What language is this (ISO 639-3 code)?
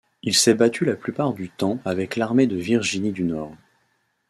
fra